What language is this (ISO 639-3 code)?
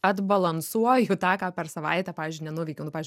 lit